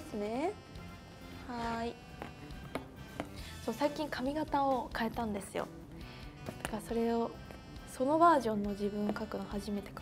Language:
Japanese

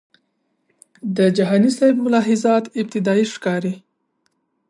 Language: Pashto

